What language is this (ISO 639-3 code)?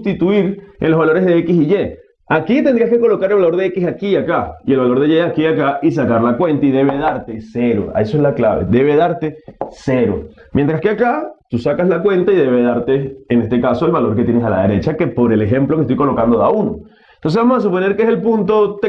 spa